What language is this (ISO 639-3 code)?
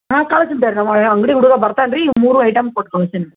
kan